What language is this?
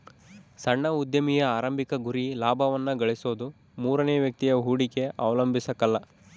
Kannada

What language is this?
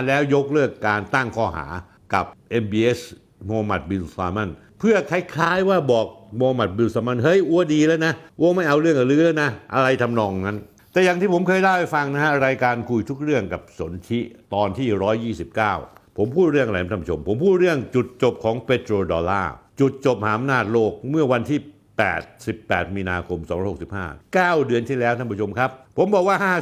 Thai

